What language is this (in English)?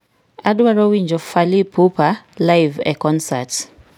Luo (Kenya and Tanzania)